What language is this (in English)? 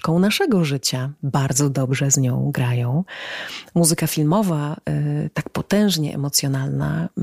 Polish